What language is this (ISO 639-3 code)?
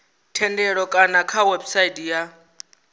ven